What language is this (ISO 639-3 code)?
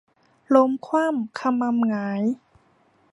tha